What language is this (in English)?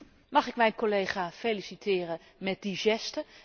Dutch